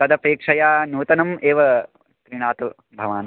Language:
Sanskrit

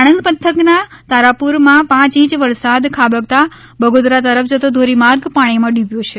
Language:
Gujarati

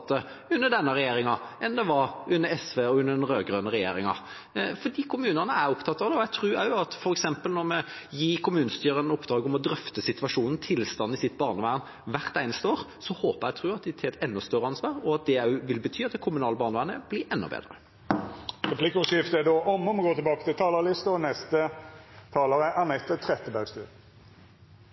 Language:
Norwegian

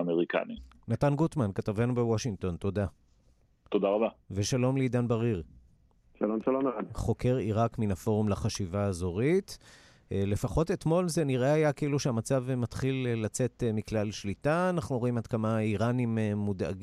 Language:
Hebrew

